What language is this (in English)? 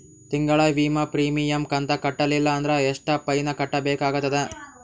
Kannada